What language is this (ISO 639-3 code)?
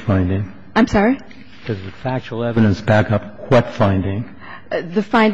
eng